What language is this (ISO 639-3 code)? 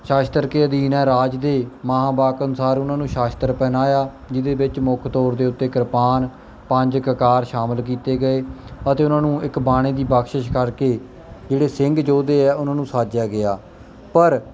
pan